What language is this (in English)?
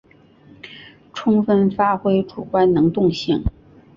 Chinese